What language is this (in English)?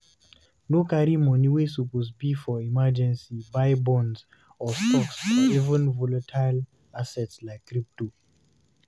Nigerian Pidgin